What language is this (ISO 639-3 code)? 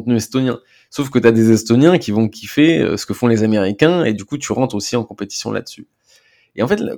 fra